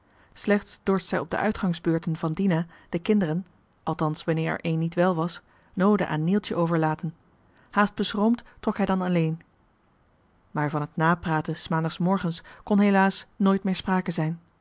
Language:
Dutch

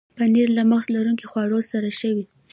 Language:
Pashto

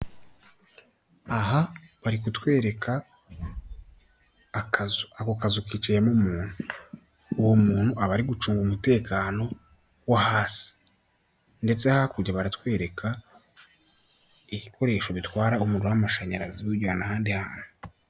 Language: Kinyarwanda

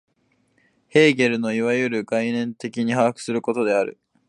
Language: Japanese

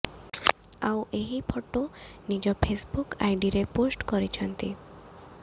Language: Odia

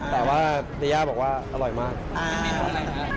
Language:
Thai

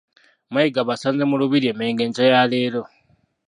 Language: Ganda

